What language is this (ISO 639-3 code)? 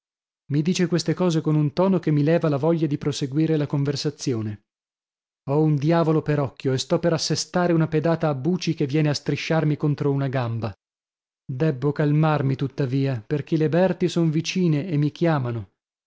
ita